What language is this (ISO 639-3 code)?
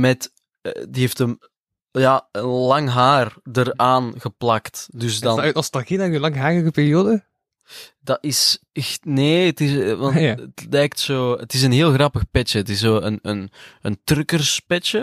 nld